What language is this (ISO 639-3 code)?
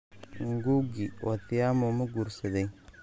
som